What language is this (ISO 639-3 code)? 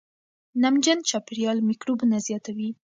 pus